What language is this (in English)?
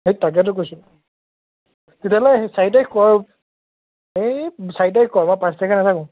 Assamese